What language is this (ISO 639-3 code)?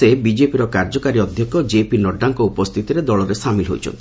ori